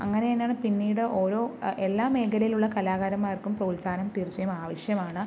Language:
Malayalam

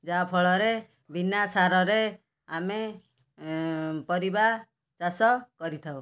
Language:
Odia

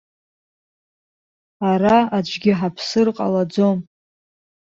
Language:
Abkhazian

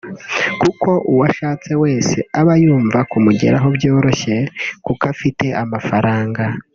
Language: Kinyarwanda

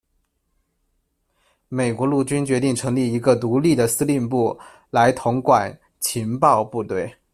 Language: Chinese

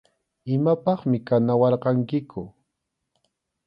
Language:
Arequipa-La Unión Quechua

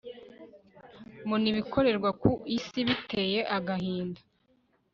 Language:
Kinyarwanda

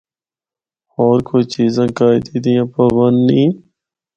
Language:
Northern Hindko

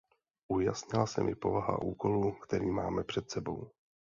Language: Czech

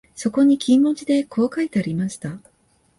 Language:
Japanese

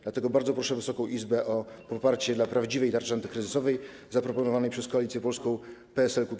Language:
Polish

